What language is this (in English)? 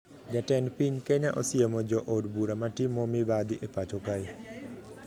Luo (Kenya and Tanzania)